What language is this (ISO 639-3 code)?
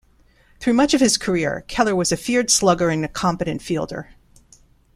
eng